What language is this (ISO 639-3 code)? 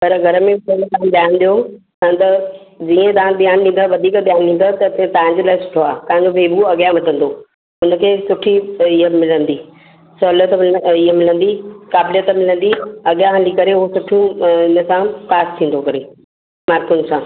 snd